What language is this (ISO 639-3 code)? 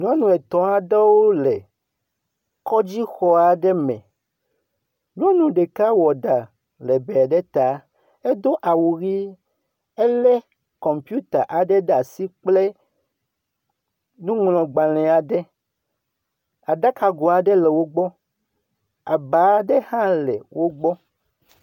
ewe